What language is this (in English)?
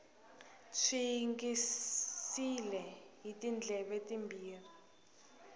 Tsonga